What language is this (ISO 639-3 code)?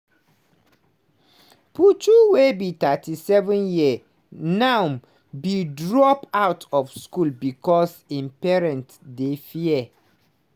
pcm